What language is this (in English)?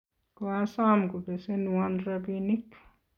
Kalenjin